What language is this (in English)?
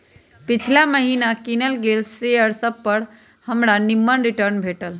Magahi